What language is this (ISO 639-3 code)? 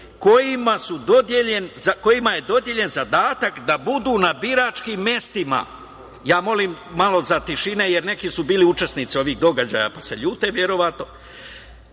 srp